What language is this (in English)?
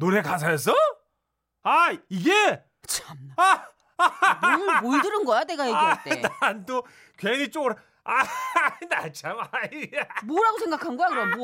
Korean